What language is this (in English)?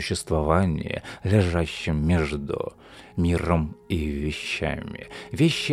Russian